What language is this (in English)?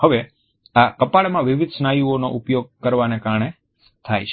Gujarati